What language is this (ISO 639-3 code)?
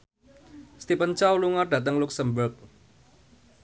jav